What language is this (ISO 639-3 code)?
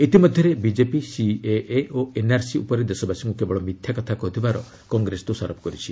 ori